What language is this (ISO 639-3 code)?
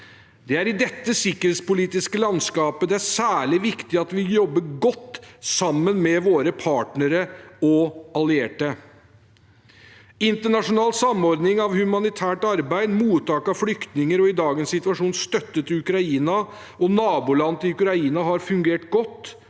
nor